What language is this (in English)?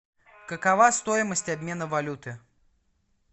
Russian